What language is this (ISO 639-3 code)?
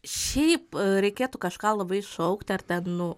lit